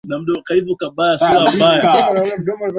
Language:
Swahili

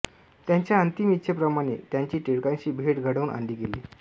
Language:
Marathi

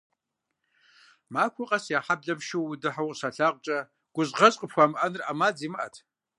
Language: Kabardian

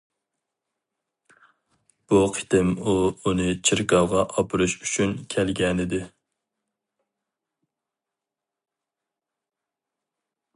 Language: Uyghur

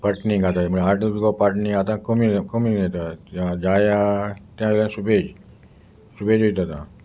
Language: Konkani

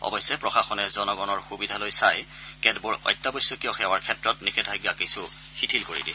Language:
Assamese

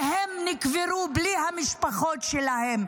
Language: Hebrew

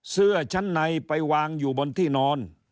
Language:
Thai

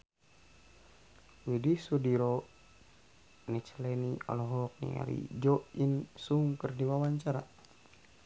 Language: Sundanese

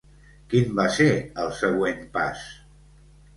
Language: Catalan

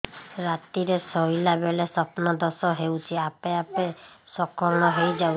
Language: Odia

